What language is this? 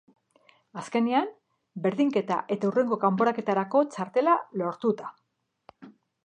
Basque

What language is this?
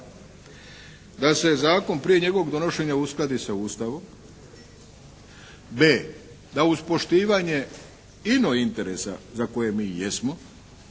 Croatian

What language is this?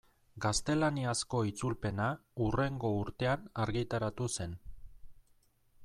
Basque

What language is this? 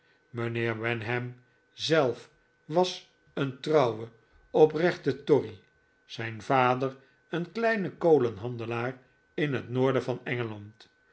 Dutch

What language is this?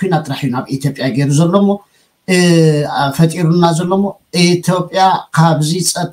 Arabic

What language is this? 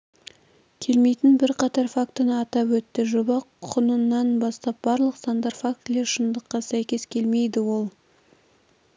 Kazakh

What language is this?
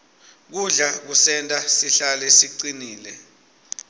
Swati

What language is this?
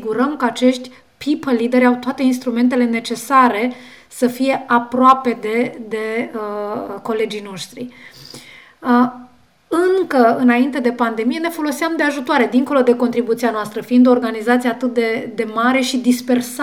Romanian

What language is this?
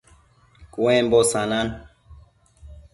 Matsés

